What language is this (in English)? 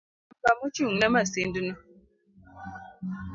Luo (Kenya and Tanzania)